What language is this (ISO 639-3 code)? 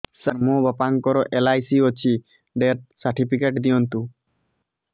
ori